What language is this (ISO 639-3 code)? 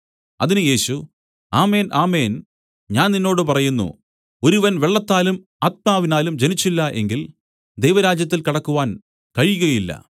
mal